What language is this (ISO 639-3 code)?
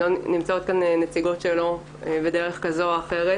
heb